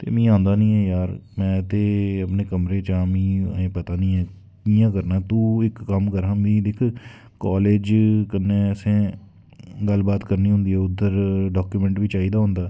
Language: Dogri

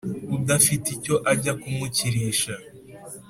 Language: Kinyarwanda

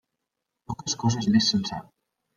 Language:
Catalan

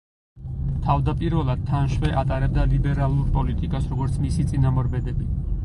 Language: Georgian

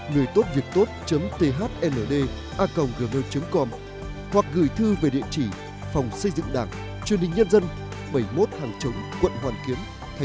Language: Vietnamese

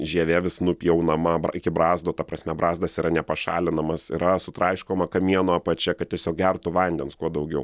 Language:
Lithuanian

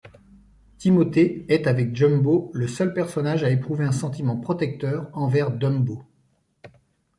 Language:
French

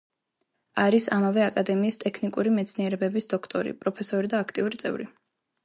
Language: Georgian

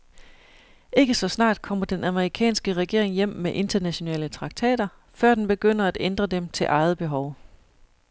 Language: Danish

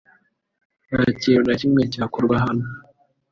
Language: Kinyarwanda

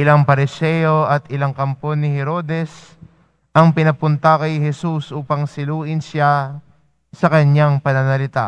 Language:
Filipino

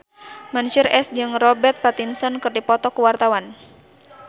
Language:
Sundanese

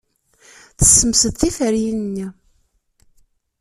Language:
Kabyle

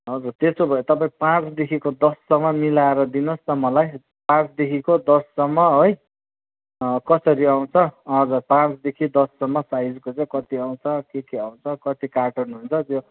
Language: Nepali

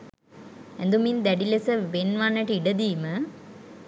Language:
Sinhala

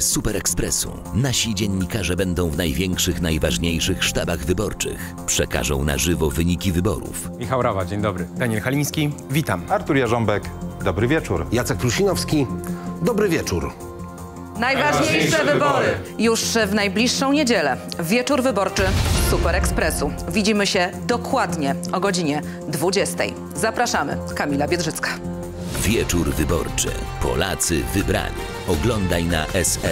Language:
Polish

